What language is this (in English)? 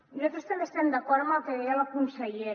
Catalan